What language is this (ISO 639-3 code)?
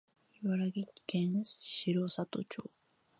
jpn